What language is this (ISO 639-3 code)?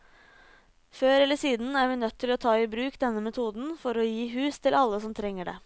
nor